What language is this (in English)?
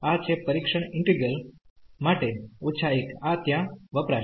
Gujarati